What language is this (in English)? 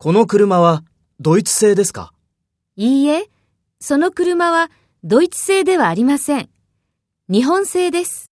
Japanese